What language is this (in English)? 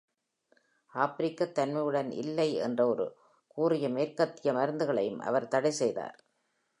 Tamil